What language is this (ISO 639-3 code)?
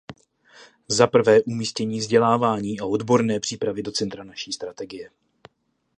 ces